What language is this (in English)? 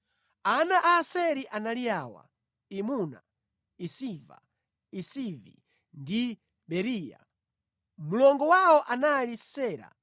Nyanja